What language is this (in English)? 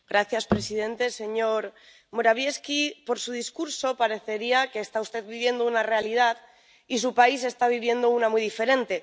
Spanish